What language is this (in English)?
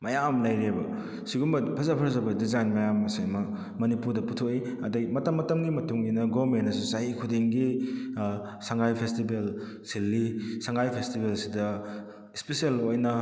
Manipuri